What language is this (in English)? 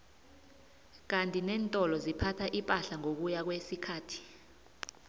South Ndebele